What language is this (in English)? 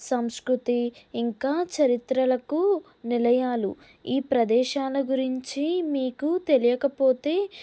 Telugu